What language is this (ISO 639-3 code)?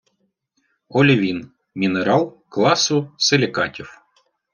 ukr